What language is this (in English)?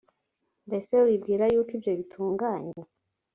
Kinyarwanda